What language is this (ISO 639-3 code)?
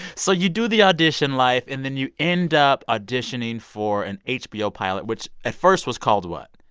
eng